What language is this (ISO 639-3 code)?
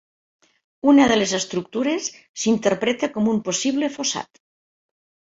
cat